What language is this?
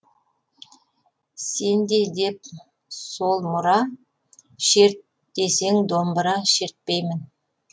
Kazakh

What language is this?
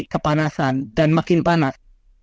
Indonesian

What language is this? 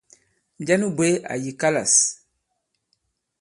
Bankon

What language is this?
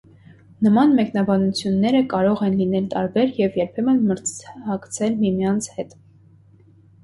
Armenian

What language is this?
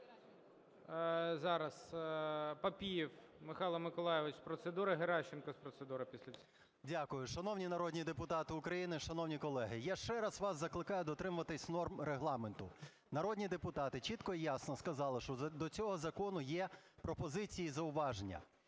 Ukrainian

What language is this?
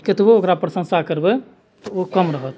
Maithili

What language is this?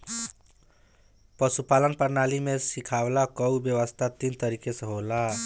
Bhojpuri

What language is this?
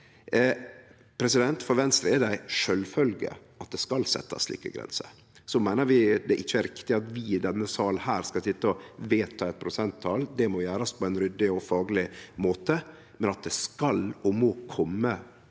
Norwegian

